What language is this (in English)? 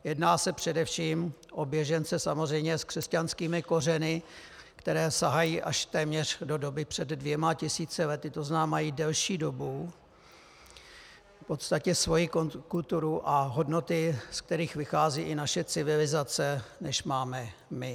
Czech